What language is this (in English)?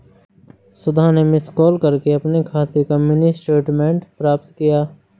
Hindi